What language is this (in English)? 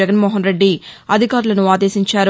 Telugu